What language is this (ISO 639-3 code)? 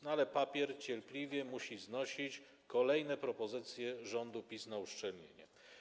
pol